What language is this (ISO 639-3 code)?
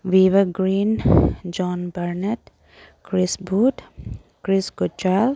mni